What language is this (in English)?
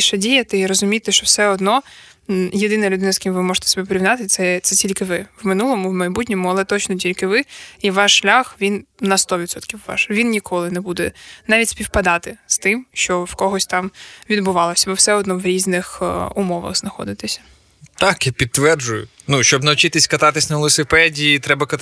Ukrainian